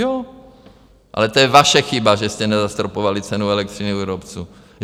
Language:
Czech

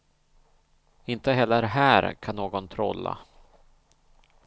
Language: Swedish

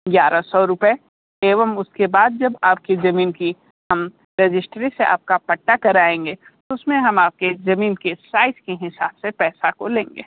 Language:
Hindi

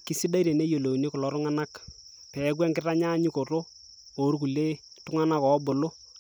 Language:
Masai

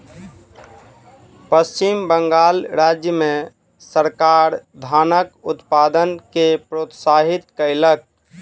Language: Maithili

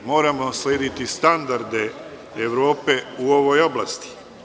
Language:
Serbian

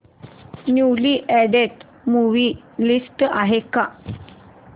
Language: Marathi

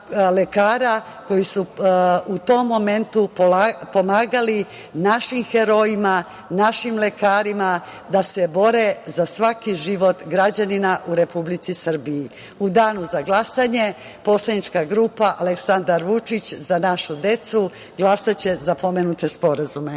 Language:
Serbian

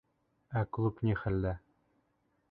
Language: Bashkir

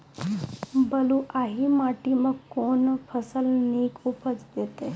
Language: Maithili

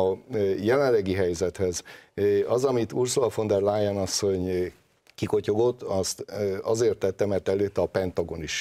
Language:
Hungarian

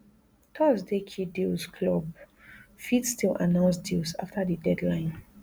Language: Nigerian Pidgin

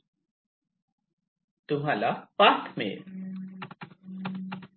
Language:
Marathi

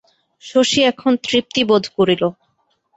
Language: Bangla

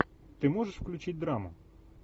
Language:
Russian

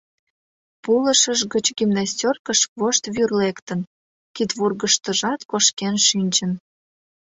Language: Mari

